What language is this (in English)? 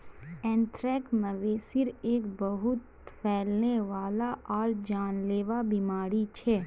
Magahi